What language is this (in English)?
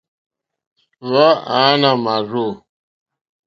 Mokpwe